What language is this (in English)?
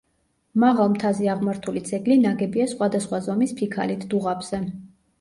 Georgian